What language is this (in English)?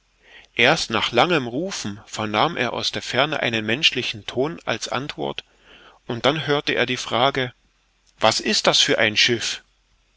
German